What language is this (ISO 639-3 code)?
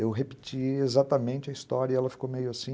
por